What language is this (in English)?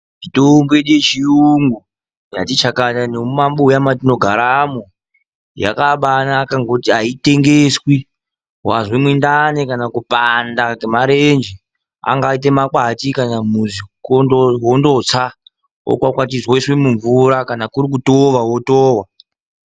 Ndau